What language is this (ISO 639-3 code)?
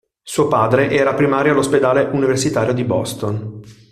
ita